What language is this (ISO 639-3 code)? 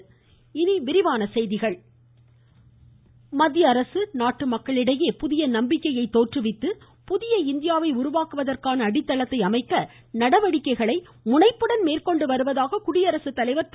tam